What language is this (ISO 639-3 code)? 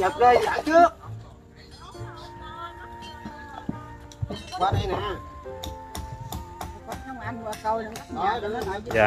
vie